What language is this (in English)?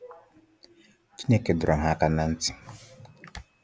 Igbo